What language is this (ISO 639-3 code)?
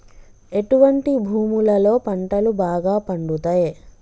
tel